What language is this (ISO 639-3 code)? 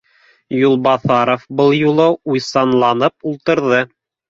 bak